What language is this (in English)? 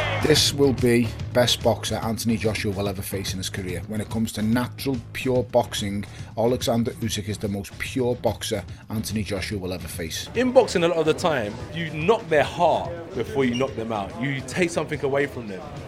English